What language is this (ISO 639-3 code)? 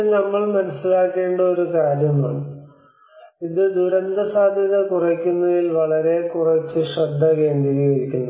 mal